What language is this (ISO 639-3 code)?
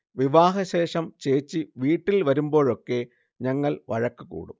mal